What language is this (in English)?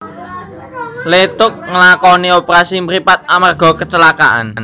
Javanese